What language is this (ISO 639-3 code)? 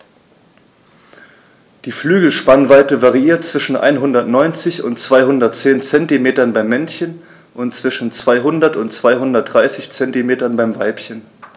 deu